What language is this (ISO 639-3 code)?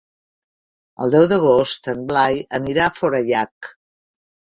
cat